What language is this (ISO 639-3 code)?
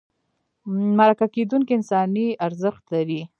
pus